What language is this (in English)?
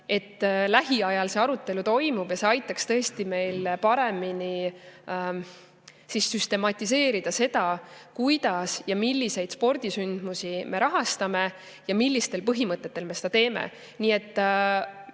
Estonian